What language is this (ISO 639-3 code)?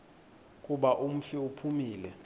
xho